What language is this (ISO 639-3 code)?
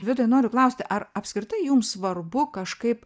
lit